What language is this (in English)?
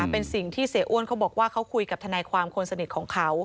Thai